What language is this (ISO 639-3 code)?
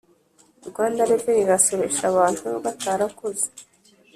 kin